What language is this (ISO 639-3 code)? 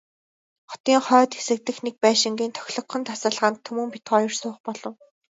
mon